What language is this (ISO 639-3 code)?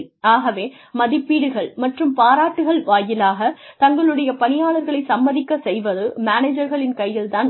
tam